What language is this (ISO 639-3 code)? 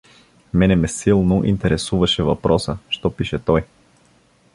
bul